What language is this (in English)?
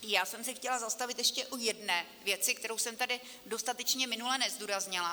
Czech